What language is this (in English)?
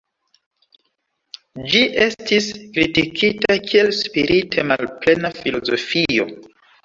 Esperanto